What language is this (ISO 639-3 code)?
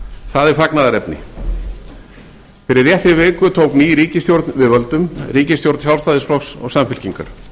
isl